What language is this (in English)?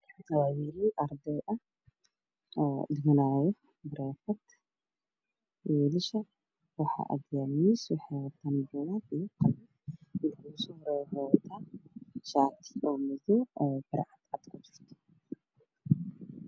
Somali